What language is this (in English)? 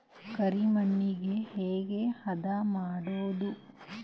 Kannada